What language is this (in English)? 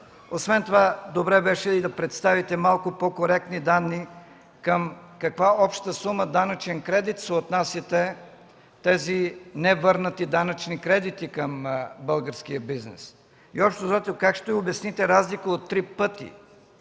Bulgarian